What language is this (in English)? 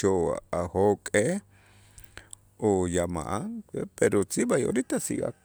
Itzá